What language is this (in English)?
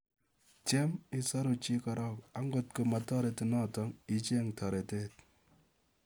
Kalenjin